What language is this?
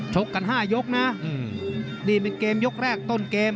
Thai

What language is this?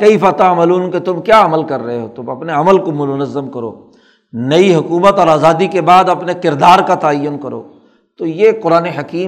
Urdu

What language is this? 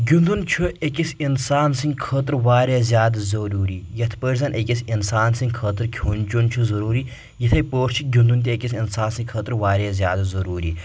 Kashmiri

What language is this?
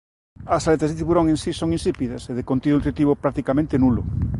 Galician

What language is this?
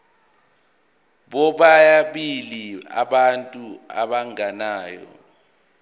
Zulu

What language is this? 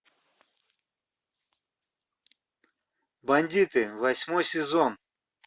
Russian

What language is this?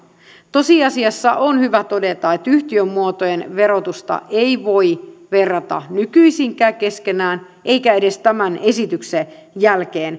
Finnish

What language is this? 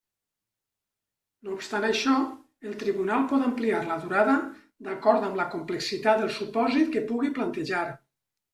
Catalan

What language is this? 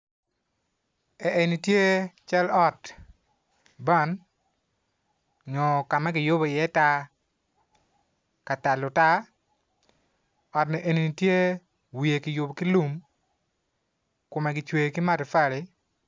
Acoli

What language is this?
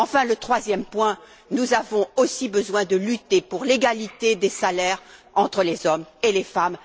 French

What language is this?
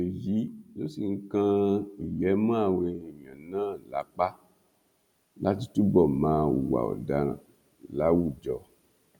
Yoruba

